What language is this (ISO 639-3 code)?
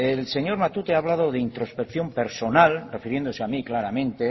spa